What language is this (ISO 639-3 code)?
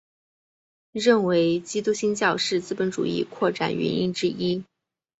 zho